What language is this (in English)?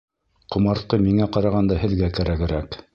Bashkir